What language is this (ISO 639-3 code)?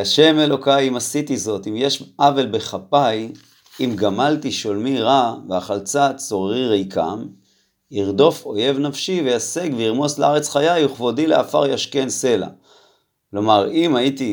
heb